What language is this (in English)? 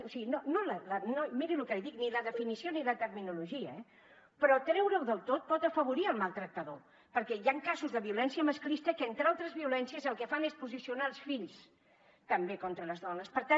Catalan